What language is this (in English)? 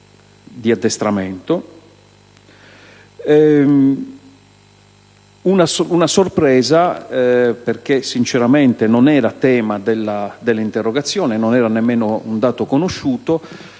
Italian